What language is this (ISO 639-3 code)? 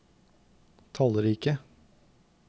nor